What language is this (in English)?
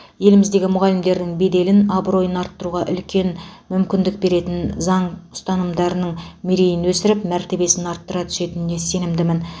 Kazakh